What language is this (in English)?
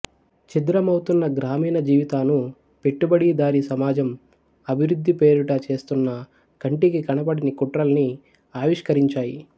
Telugu